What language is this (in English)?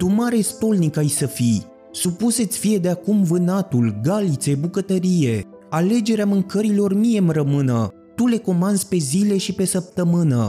Romanian